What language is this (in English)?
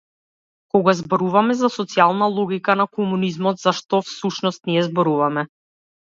Macedonian